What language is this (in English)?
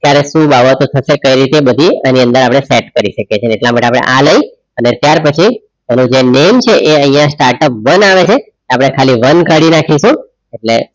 Gujarati